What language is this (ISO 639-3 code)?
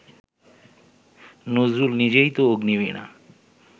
ben